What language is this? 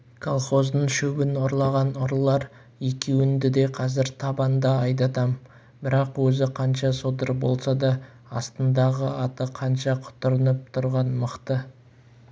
Kazakh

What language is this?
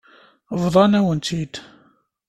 Kabyle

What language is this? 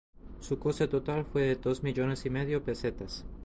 Spanish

